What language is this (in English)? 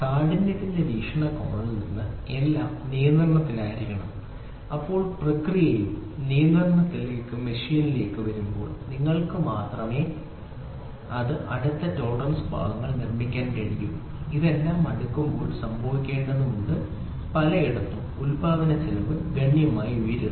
Malayalam